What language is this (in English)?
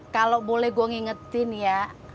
Indonesian